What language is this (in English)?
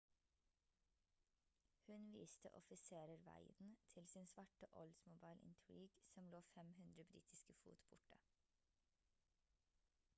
Norwegian Bokmål